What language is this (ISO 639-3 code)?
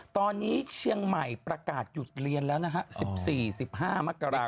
tha